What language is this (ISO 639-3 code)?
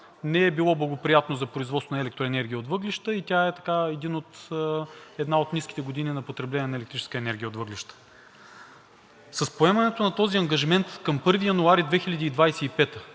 bul